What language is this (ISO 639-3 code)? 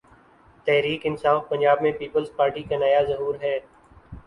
urd